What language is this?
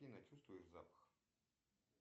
Russian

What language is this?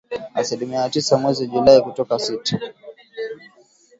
Swahili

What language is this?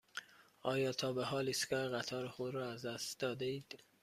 Persian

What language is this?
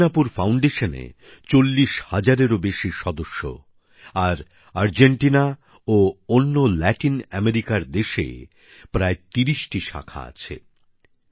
Bangla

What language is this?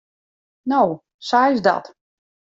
Western Frisian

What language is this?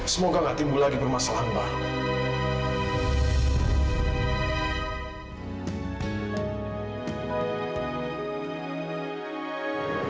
Indonesian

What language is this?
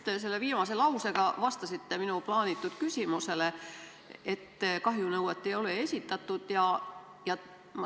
Estonian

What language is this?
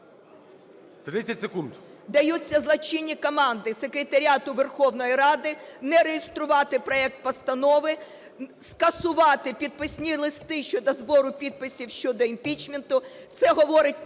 Ukrainian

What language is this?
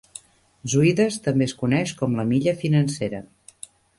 Catalan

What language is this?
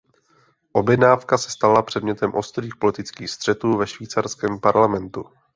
Czech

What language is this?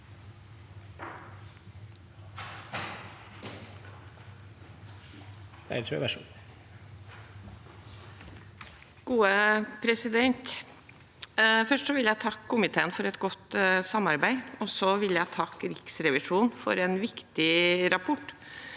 Norwegian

